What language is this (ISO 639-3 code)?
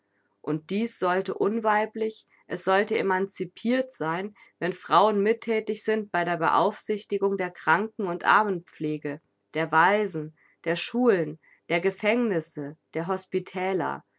deu